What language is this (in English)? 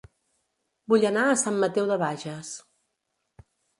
Catalan